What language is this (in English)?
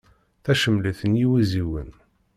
Kabyle